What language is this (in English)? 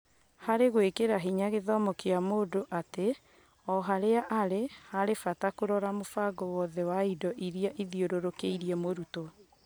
Kikuyu